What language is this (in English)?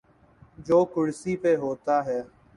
Urdu